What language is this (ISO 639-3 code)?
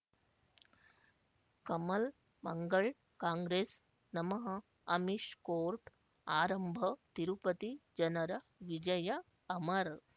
kan